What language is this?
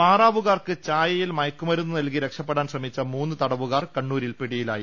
Malayalam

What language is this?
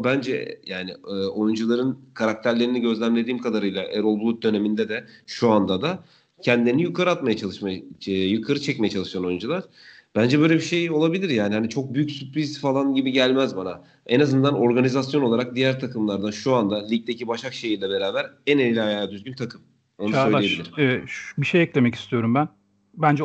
Turkish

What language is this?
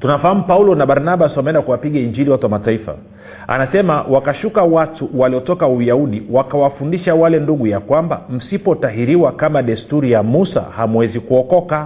Swahili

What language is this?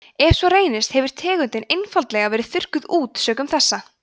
Icelandic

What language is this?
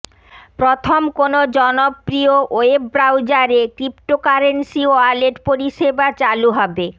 Bangla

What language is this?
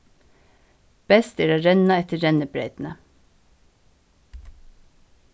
Faroese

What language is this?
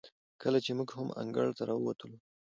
Pashto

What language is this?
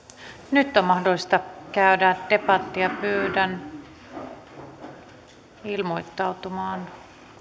Finnish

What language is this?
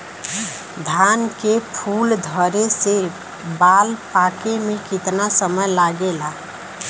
Bhojpuri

